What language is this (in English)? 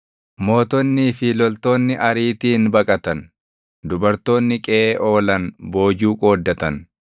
Oromo